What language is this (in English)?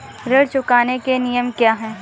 Hindi